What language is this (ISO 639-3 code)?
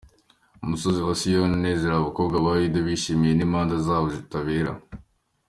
kin